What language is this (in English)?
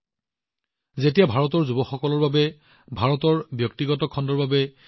Assamese